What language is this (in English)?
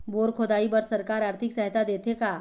Chhattisgarhi